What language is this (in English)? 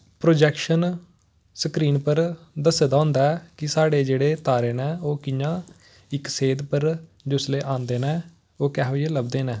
Dogri